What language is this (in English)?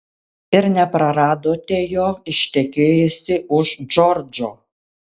Lithuanian